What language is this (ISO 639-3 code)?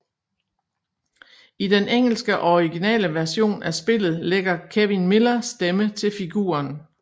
dan